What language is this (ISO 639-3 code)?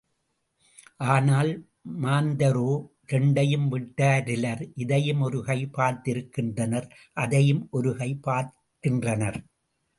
tam